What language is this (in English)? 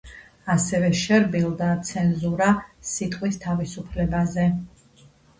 Georgian